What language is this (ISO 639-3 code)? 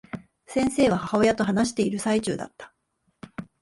jpn